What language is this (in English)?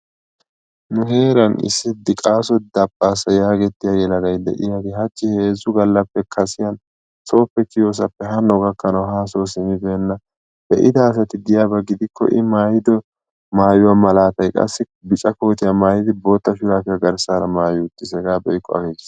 Wolaytta